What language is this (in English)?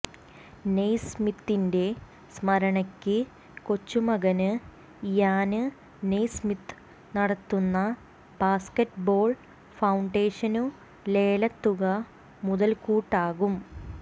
Malayalam